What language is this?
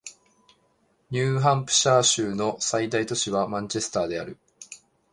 Japanese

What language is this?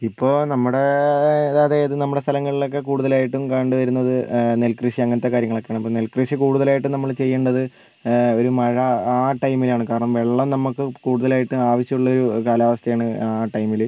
Malayalam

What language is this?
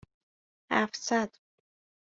Persian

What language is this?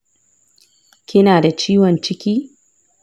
Hausa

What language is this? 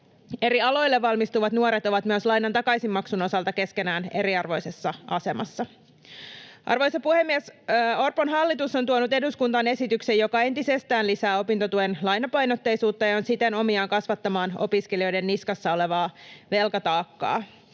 Finnish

